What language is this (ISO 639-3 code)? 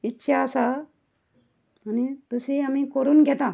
kok